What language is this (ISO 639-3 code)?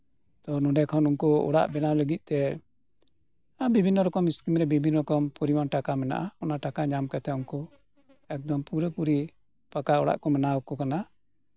sat